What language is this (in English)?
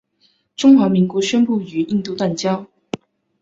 Chinese